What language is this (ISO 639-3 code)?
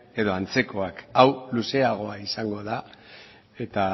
eus